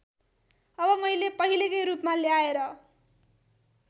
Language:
Nepali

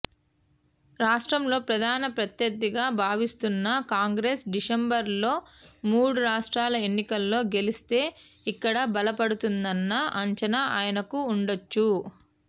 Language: Telugu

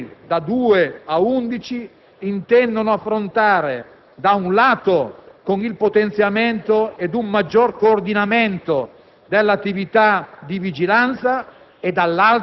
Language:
Italian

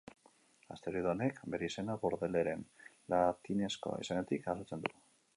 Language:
Basque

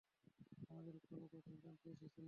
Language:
Bangla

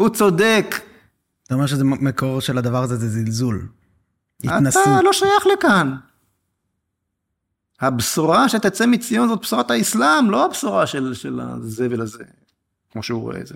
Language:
Hebrew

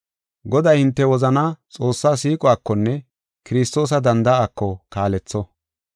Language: Gofa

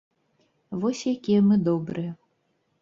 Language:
Belarusian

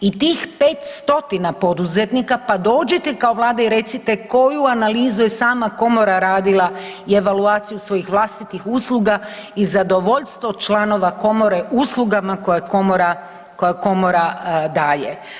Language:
Croatian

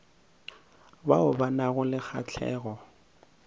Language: Northern Sotho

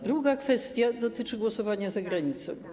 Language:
Polish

